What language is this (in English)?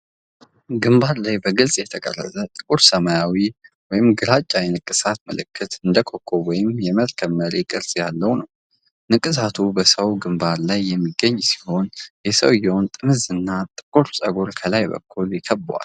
Amharic